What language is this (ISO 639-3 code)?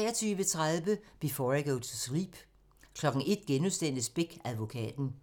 dan